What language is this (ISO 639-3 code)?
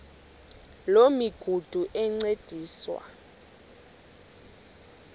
xho